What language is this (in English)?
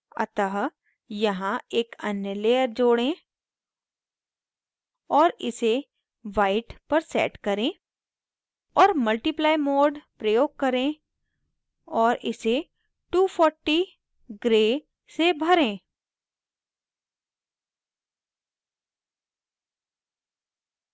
Hindi